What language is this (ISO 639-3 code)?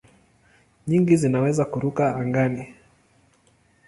swa